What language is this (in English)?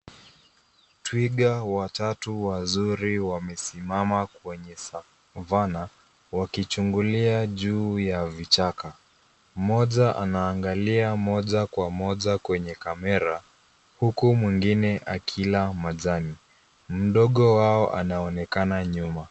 Swahili